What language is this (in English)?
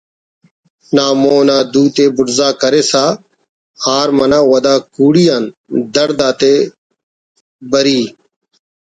Brahui